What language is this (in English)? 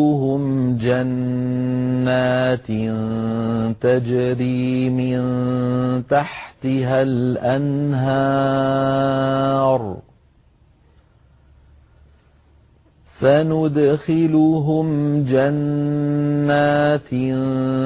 Arabic